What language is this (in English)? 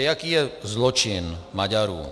Czech